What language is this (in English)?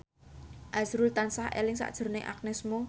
Javanese